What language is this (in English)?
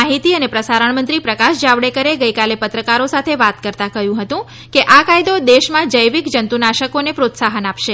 Gujarati